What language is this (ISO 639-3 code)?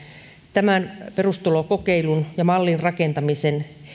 fin